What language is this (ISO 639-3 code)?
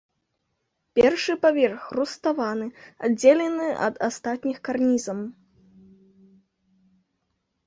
bel